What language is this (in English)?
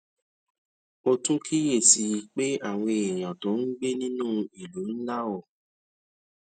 Yoruba